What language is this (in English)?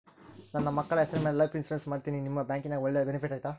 Kannada